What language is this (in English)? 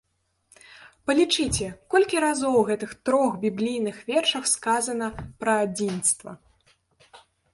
Belarusian